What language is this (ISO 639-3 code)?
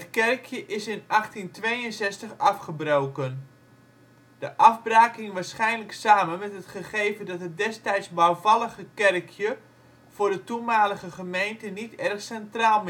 nld